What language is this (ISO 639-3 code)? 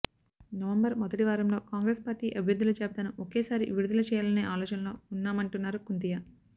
tel